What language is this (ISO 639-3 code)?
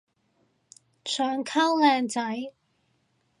yue